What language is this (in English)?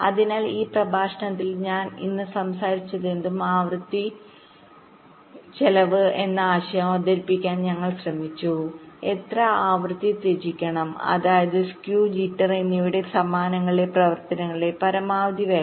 Malayalam